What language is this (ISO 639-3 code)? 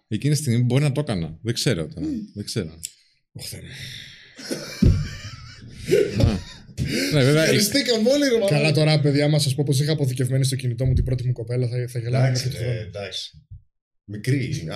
ell